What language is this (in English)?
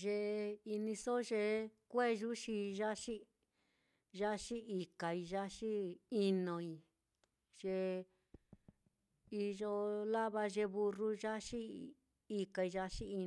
Mitlatongo Mixtec